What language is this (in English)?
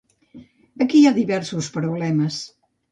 Catalan